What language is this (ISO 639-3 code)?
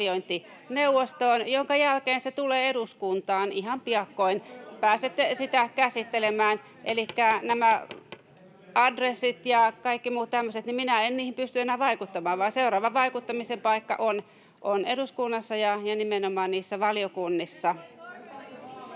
fin